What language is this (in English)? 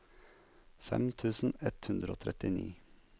Norwegian